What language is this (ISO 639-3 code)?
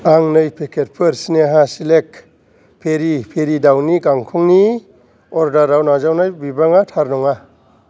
brx